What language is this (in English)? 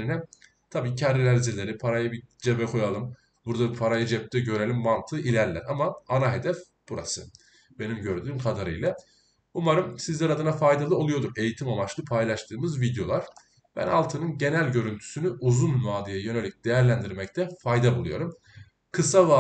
Turkish